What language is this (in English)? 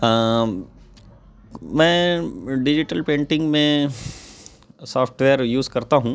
Urdu